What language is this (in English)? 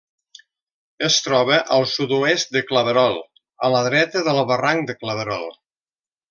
Catalan